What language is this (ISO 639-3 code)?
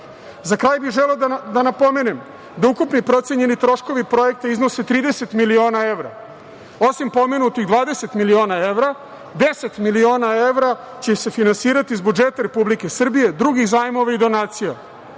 srp